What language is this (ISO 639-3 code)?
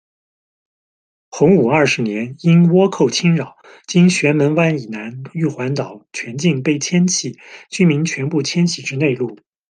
zho